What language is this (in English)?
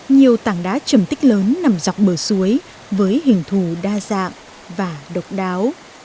Vietnamese